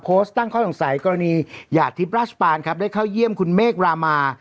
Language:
Thai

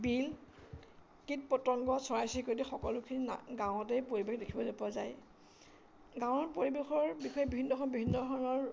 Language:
Assamese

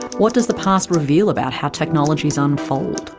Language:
English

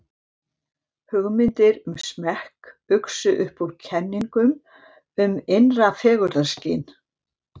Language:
Icelandic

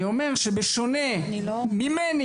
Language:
Hebrew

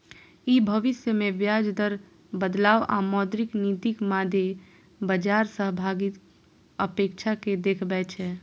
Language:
Maithili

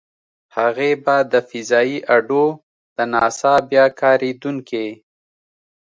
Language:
Pashto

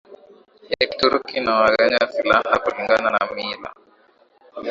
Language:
Swahili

